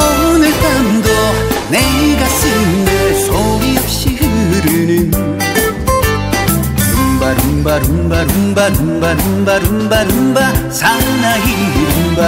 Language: Korean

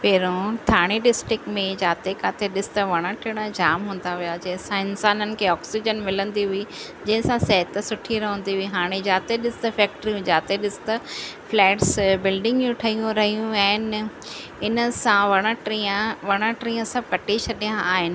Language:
Sindhi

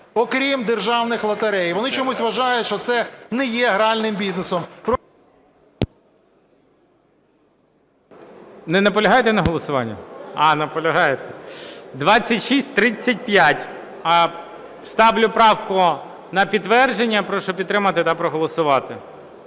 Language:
Ukrainian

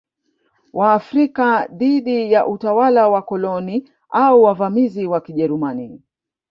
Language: Swahili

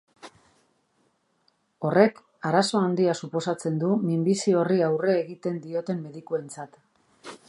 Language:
Basque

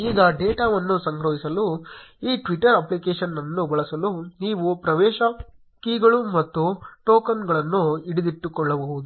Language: Kannada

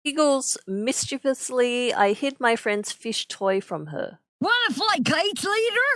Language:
English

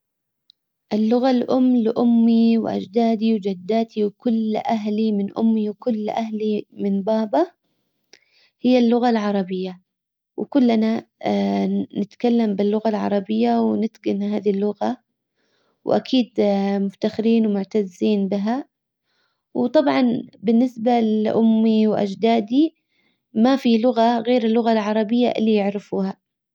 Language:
Hijazi Arabic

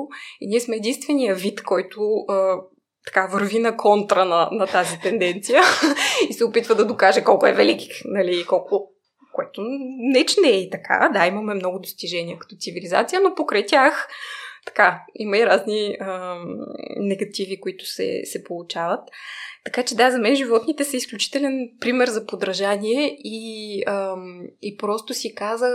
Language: Bulgarian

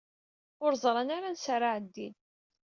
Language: Kabyle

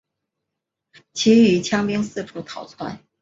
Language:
Chinese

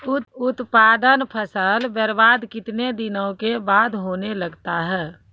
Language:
Maithili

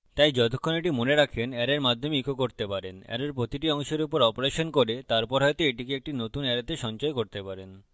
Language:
Bangla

